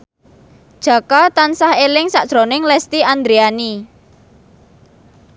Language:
Javanese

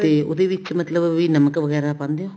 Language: Punjabi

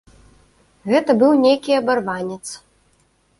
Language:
Belarusian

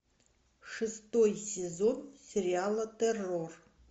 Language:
Russian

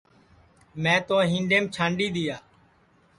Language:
Sansi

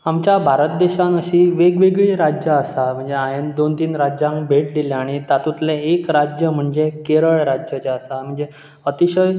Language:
Konkani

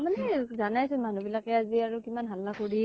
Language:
Assamese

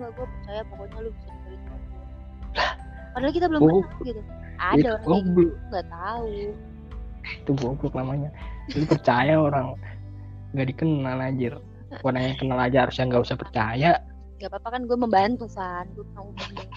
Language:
Indonesian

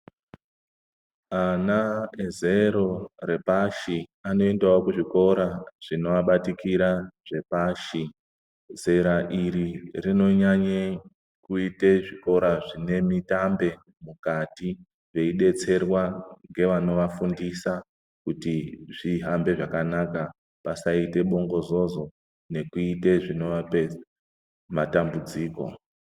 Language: Ndau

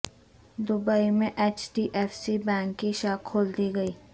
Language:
Urdu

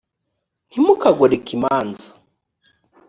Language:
Kinyarwanda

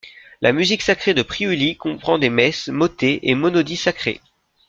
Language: French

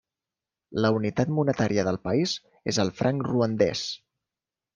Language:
Catalan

